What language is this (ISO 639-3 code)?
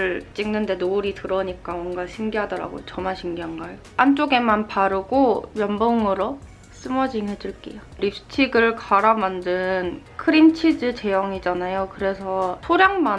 kor